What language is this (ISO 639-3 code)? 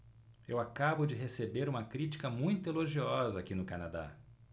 por